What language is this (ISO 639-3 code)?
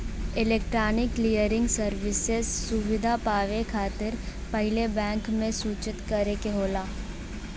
bho